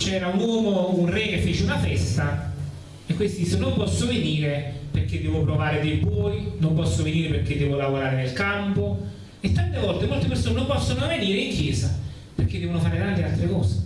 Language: Italian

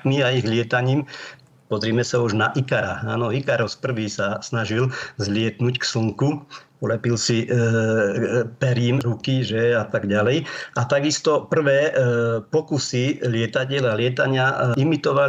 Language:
Slovak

